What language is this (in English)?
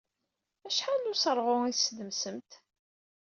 Kabyle